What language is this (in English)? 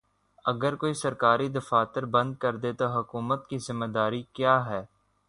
Urdu